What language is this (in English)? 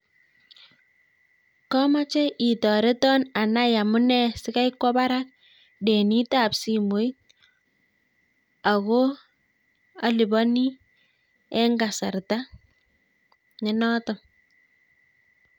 Kalenjin